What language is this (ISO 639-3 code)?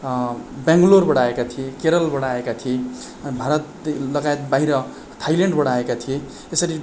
nep